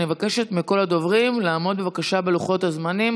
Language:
Hebrew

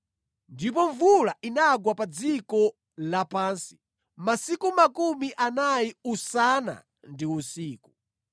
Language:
Nyanja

